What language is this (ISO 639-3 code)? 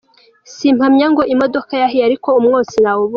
kin